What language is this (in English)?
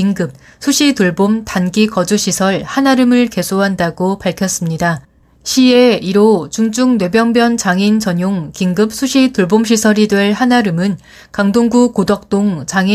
Korean